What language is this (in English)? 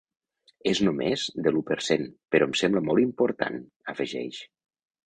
Catalan